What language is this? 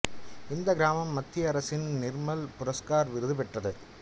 Tamil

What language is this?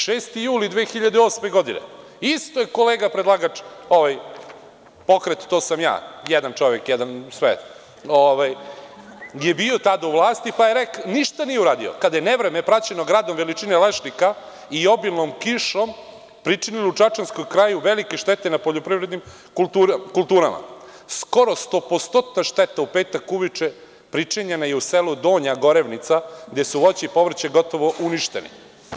Serbian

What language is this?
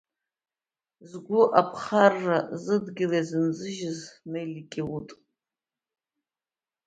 Abkhazian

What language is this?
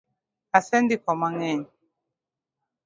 Luo (Kenya and Tanzania)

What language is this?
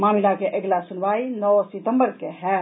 Maithili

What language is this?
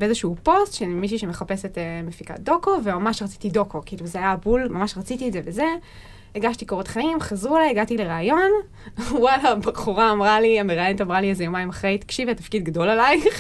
Hebrew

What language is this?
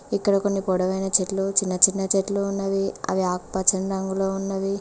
Telugu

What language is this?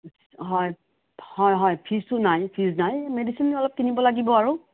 Assamese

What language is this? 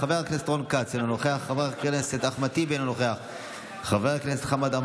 Hebrew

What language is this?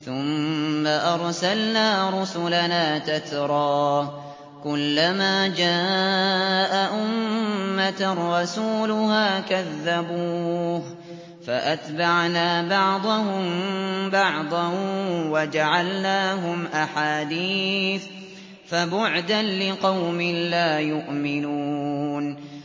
Arabic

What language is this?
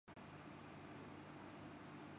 Urdu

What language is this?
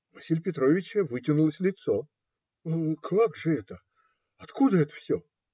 Russian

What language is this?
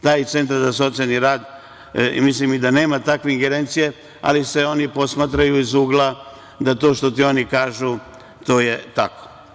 Serbian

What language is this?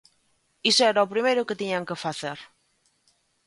Galician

